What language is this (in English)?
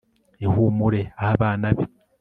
Kinyarwanda